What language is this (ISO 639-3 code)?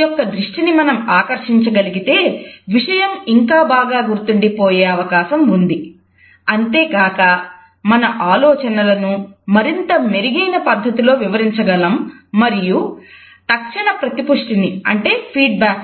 tel